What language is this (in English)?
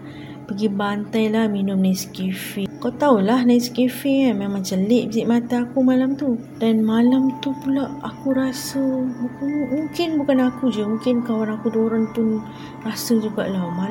Malay